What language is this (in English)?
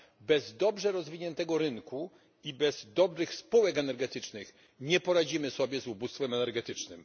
Polish